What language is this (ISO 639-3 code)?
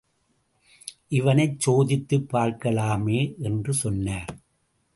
tam